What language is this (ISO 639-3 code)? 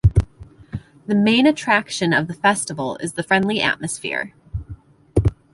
eng